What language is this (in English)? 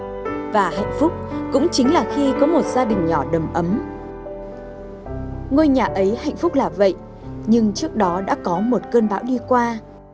Vietnamese